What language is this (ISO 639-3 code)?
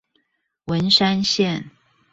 zho